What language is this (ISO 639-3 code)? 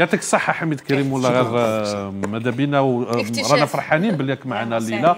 ara